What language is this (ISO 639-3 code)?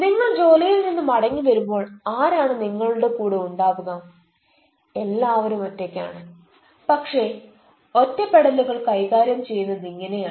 mal